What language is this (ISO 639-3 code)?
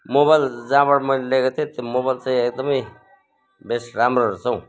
nep